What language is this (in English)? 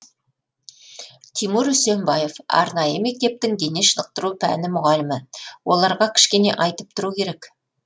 Kazakh